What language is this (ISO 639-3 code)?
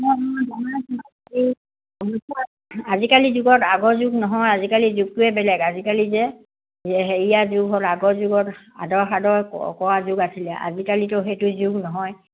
asm